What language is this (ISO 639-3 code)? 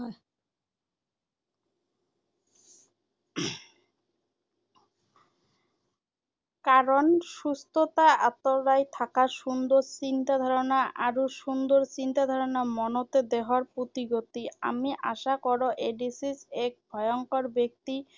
asm